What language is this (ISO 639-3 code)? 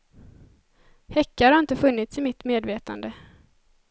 swe